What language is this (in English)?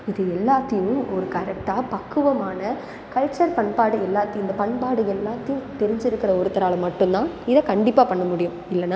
Tamil